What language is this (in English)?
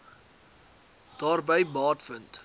Afrikaans